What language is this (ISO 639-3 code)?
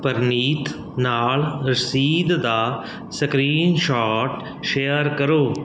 pan